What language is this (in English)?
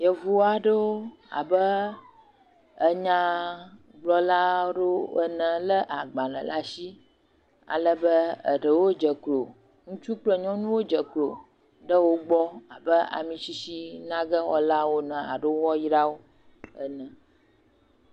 Ewe